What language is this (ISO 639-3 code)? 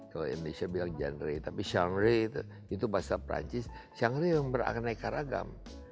ind